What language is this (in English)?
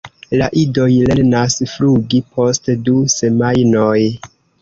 Esperanto